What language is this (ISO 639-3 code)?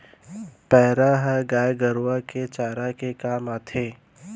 hne